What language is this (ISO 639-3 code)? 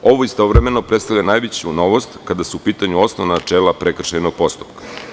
srp